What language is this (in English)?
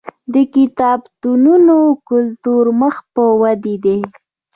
Pashto